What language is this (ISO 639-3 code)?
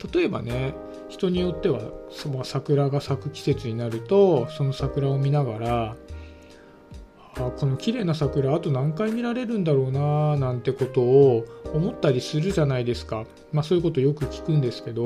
jpn